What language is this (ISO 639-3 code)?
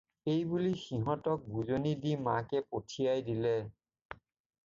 asm